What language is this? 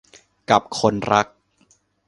Thai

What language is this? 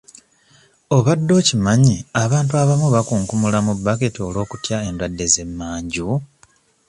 Ganda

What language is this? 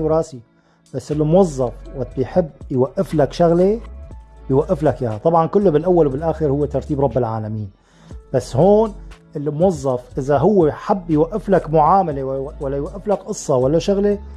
Arabic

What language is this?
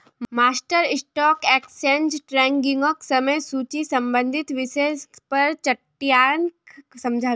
Magahi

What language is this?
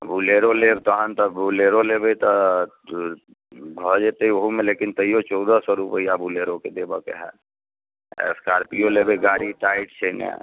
Maithili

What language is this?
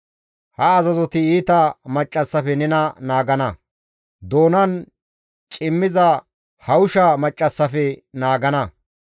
Gamo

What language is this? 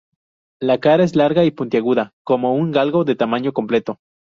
Spanish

